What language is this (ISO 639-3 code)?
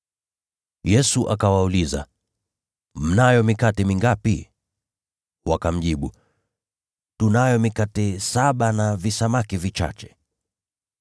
swa